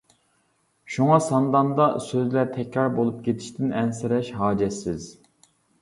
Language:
Uyghur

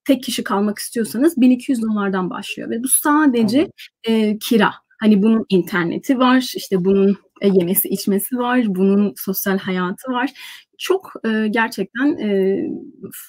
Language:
Turkish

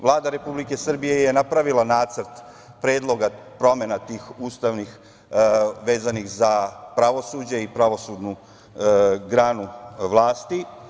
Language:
Serbian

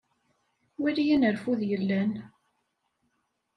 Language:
Kabyle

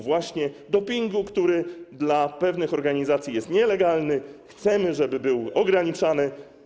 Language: Polish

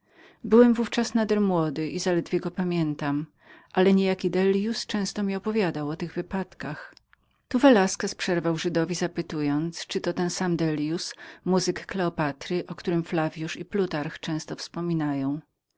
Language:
Polish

